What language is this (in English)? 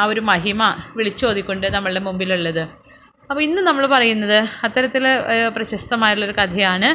Malayalam